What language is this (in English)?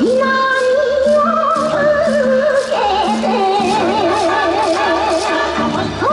Japanese